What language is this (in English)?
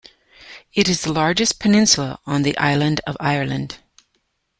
English